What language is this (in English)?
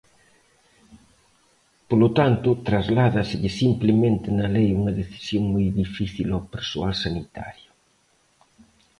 Galician